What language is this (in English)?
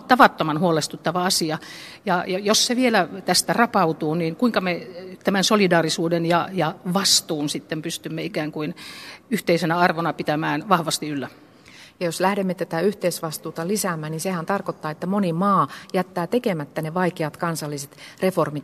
Finnish